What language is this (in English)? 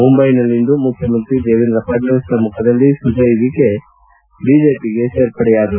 Kannada